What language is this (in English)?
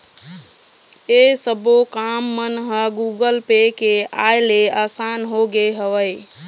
Chhattisgarhi